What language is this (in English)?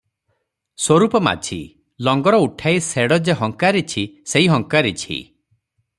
Odia